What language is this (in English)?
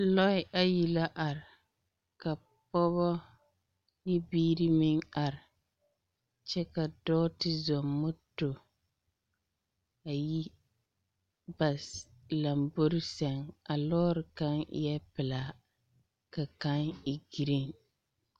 Southern Dagaare